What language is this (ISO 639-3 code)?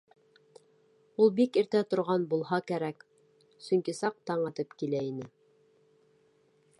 bak